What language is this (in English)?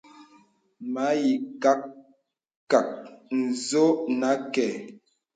Bebele